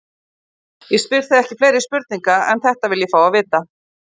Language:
Icelandic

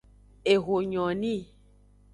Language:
Aja (Benin)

